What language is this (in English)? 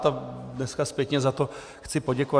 Czech